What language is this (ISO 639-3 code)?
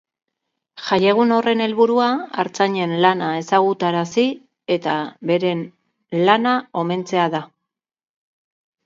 eus